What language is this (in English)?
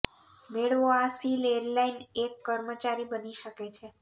Gujarati